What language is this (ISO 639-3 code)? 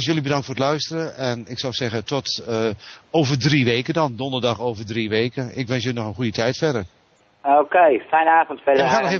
nld